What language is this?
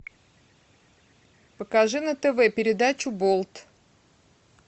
Russian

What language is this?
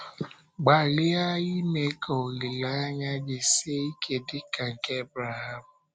Igbo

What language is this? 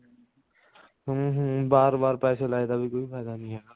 Punjabi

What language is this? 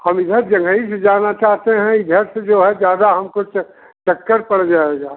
Hindi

